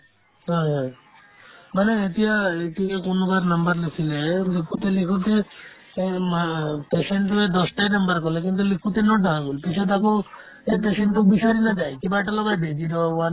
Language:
Assamese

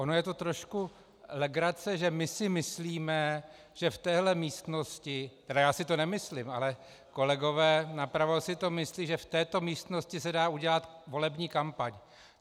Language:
Czech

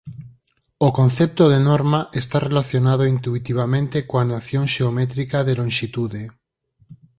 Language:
Galician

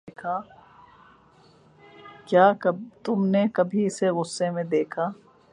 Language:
Urdu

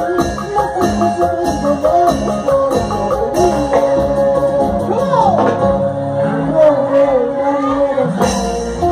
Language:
Spanish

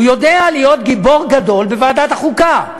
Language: Hebrew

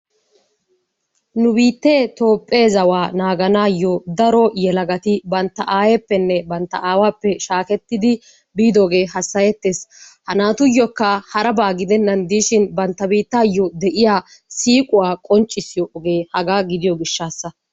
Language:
Wolaytta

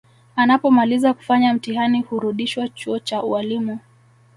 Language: Swahili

